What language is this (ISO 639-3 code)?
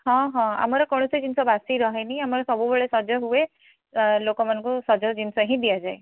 ori